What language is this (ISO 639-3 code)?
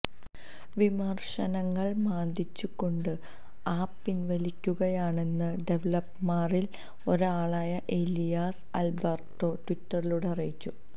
mal